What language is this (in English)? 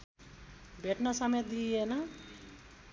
Nepali